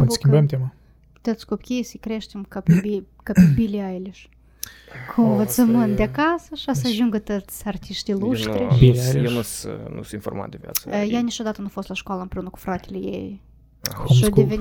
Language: Romanian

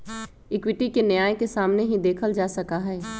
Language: Magahi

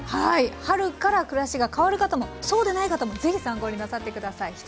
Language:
Japanese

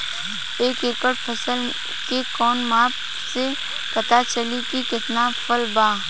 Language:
Bhojpuri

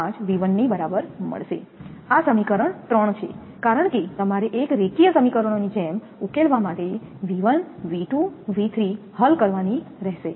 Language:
Gujarati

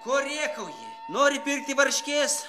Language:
Lithuanian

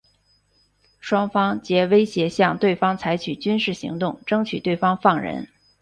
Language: Chinese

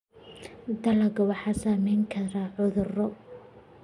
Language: Somali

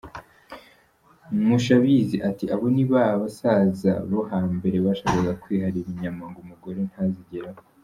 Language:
Kinyarwanda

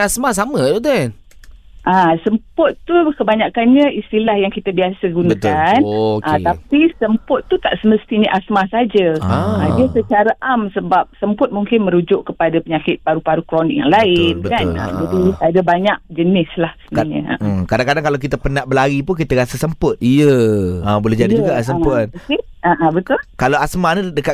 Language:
Malay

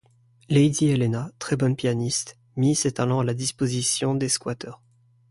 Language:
French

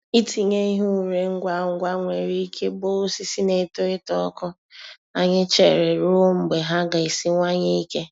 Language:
Igbo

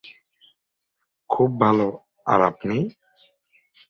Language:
Bangla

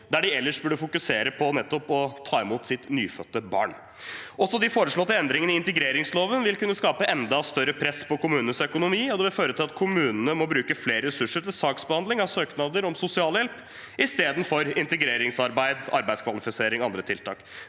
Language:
Norwegian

